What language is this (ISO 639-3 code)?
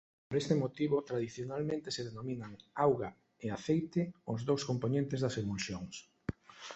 glg